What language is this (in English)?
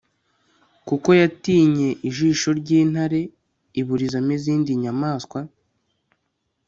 Kinyarwanda